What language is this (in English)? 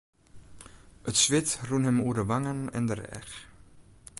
Western Frisian